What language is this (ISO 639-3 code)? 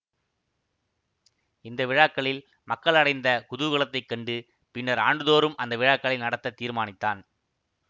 tam